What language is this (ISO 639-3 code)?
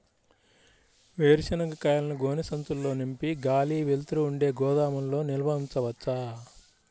tel